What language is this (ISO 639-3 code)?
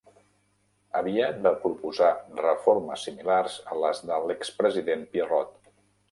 cat